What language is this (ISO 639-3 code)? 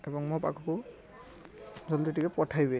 ori